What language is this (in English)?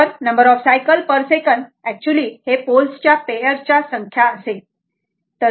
Marathi